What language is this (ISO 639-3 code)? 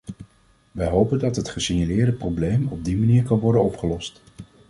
nld